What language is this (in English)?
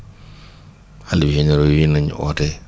Wolof